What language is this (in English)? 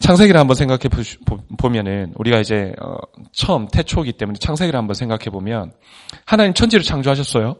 Korean